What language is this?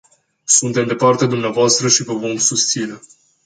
Romanian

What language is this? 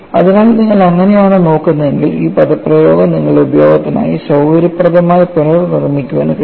Malayalam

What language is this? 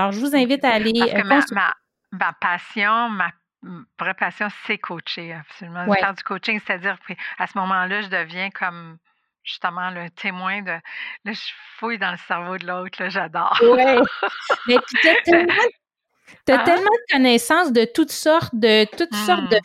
French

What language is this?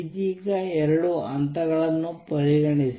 Kannada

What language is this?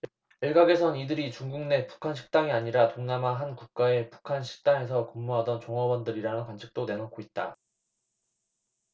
Korean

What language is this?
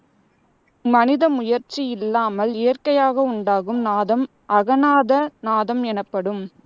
Tamil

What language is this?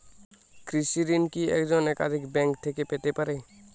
Bangla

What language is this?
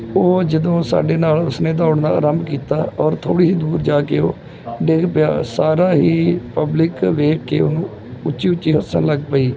Punjabi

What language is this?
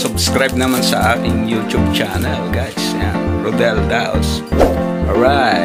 Indonesian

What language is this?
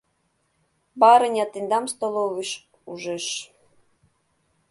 Mari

